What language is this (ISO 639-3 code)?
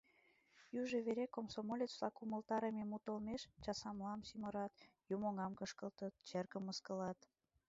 chm